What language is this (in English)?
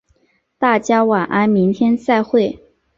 Chinese